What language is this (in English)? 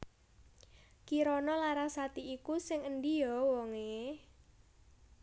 Javanese